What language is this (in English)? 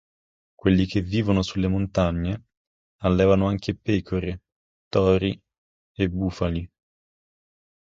Italian